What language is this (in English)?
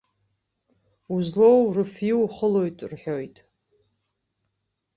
Abkhazian